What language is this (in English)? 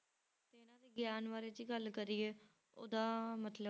Punjabi